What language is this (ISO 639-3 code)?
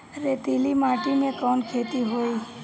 bho